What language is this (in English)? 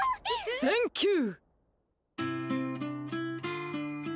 Japanese